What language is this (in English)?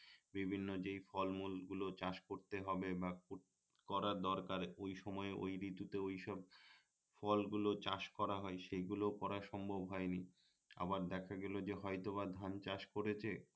Bangla